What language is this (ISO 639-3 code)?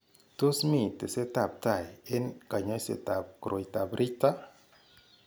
kln